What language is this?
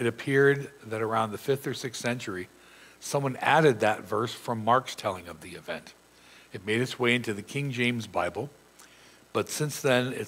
English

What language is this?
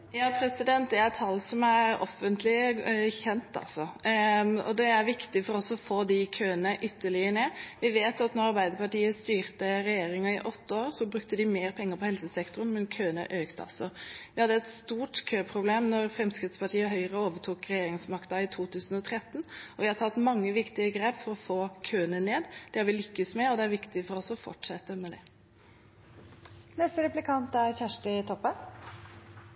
Norwegian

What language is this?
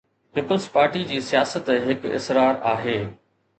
Sindhi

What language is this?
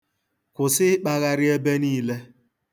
Igbo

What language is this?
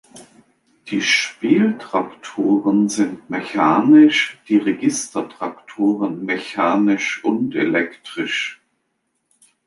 German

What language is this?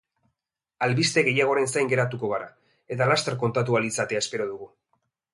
Basque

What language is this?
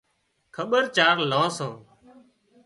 Wadiyara Koli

